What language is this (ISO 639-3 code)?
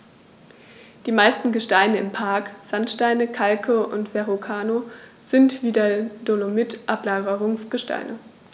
deu